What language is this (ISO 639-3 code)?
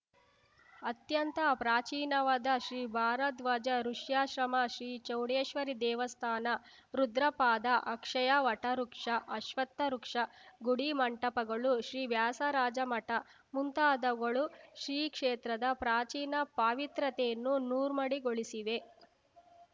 kan